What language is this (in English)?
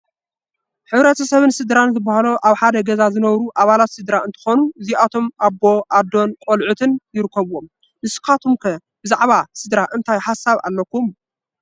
Tigrinya